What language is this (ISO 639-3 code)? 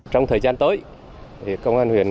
vie